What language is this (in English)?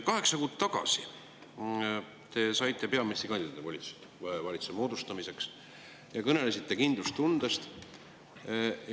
Estonian